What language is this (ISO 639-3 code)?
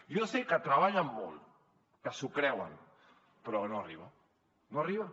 cat